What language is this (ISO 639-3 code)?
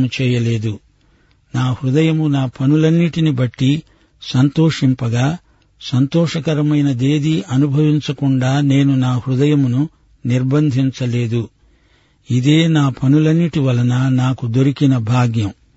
tel